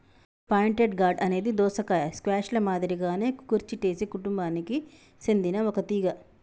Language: Telugu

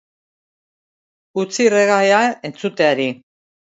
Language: Basque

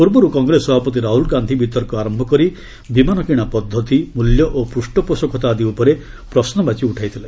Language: Odia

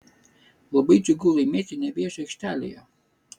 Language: Lithuanian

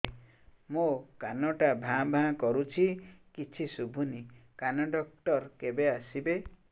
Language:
Odia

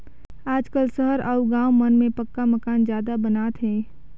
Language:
Chhattisgarhi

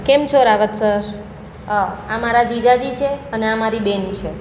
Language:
Gujarati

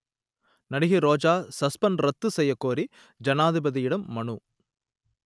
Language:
Tamil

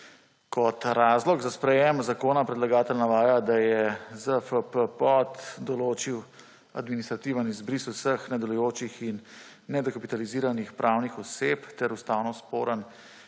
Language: Slovenian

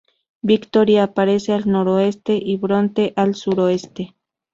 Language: Spanish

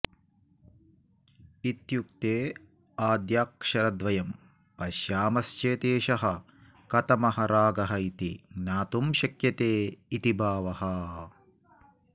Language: Sanskrit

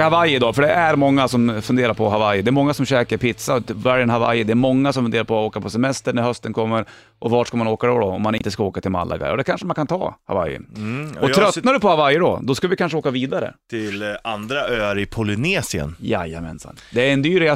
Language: Swedish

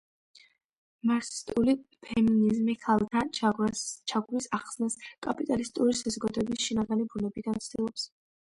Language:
Georgian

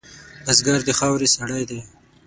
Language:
Pashto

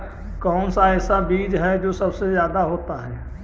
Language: Magahi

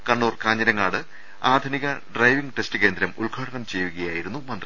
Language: Malayalam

